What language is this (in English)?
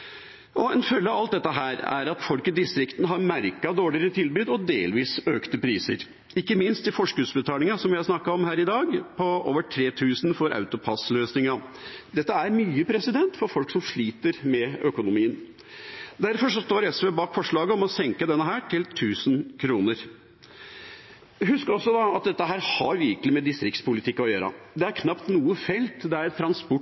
Norwegian Bokmål